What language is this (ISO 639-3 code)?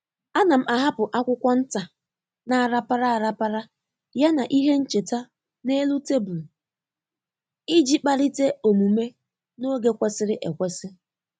ibo